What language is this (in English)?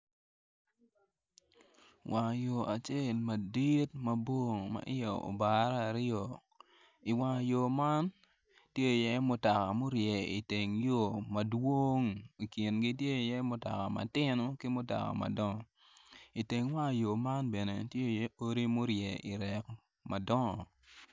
Acoli